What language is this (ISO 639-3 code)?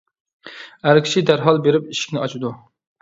uig